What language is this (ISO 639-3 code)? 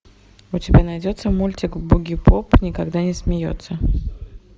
rus